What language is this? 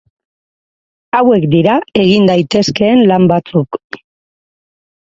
Basque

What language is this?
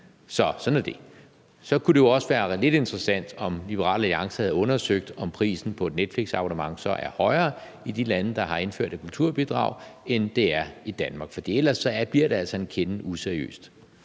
Danish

